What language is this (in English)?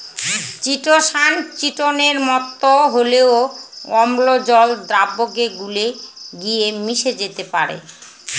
Bangla